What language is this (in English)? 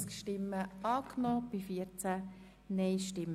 Swiss German